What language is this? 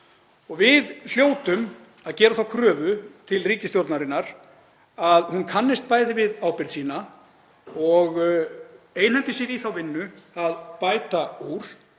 Icelandic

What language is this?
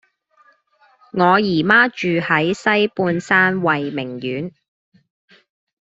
Cantonese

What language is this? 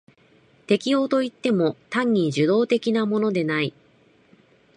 Japanese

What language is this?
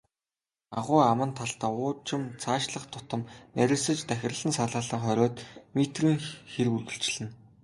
Mongolian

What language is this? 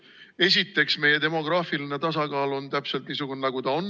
Estonian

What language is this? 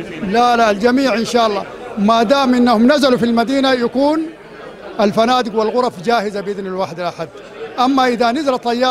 Arabic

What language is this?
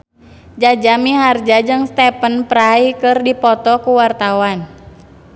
Sundanese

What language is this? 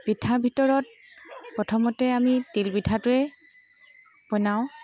Assamese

